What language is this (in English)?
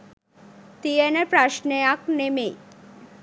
Sinhala